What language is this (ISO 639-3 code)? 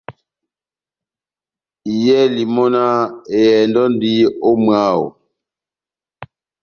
bnm